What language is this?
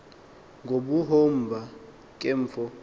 Xhosa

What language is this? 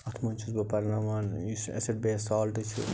Kashmiri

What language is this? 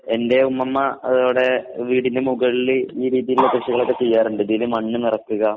Malayalam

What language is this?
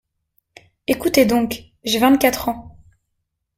French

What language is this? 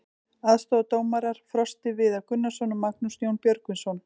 Icelandic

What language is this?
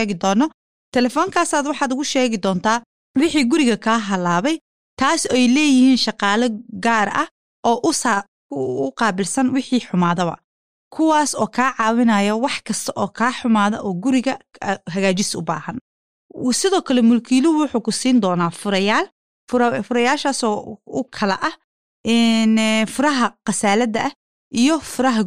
Swahili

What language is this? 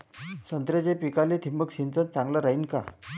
Marathi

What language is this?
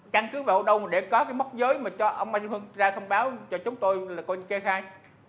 Vietnamese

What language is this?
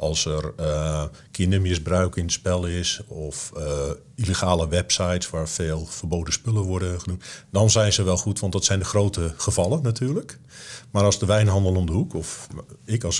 Dutch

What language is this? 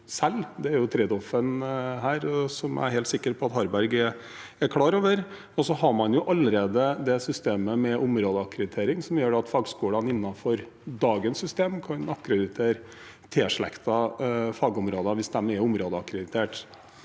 Norwegian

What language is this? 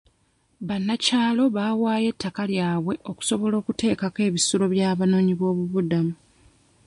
Ganda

